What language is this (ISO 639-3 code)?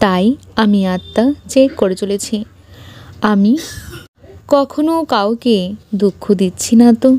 ben